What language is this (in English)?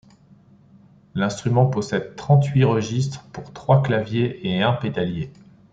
French